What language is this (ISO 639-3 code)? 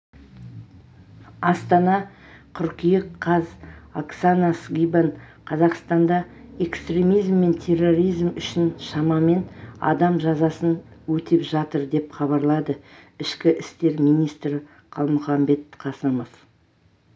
kaz